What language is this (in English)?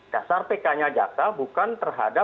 Indonesian